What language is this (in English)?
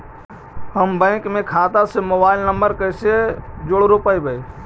Magahi